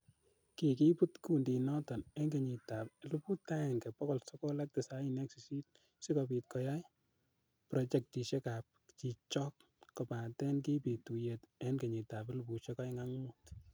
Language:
Kalenjin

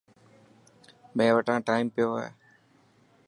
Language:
Dhatki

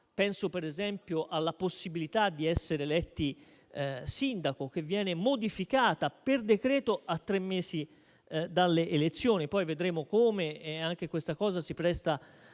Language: Italian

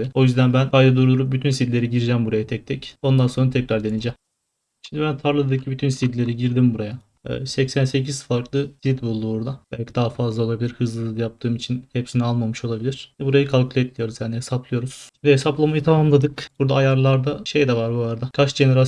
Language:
Turkish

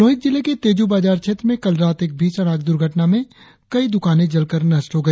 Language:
Hindi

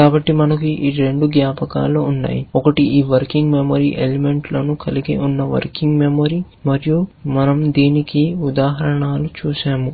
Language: Telugu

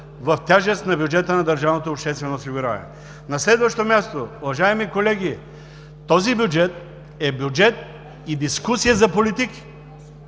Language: Bulgarian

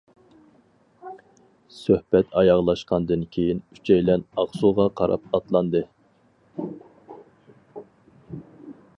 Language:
Uyghur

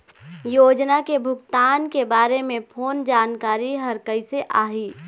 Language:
Chhattisgarhi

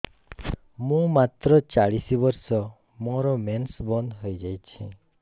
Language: Odia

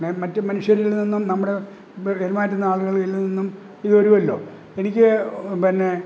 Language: Malayalam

